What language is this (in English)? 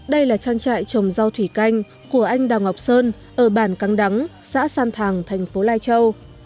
Vietnamese